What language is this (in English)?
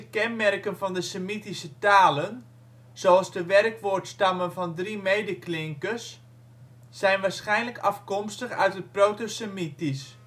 Dutch